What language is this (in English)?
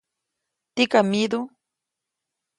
Copainalá Zoque